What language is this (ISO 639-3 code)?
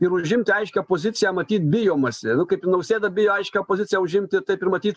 lit